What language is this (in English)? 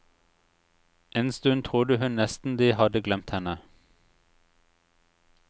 Norwegian